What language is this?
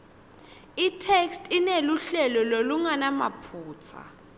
Swati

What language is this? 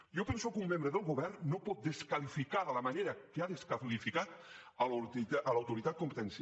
Catalan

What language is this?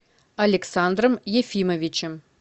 Russian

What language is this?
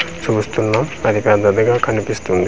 Telugu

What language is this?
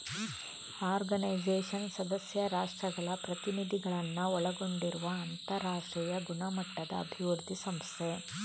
Kannada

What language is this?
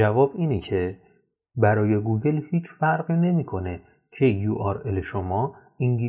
Persian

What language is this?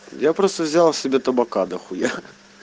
Russian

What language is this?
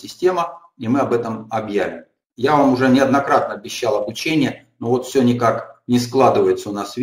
Russian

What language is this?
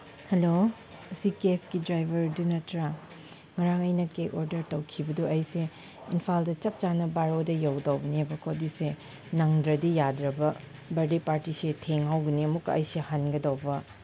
Manipuri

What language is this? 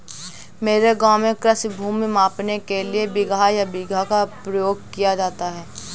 Hindi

